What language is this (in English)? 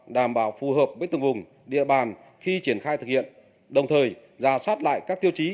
Vietnamese